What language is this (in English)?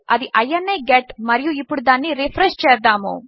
Telugu